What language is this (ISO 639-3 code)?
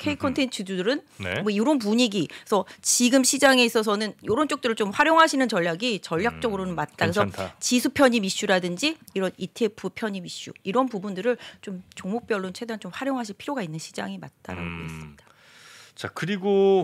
kor